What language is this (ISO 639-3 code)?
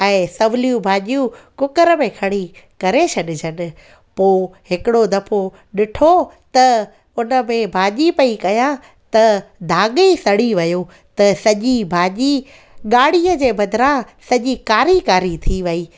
snd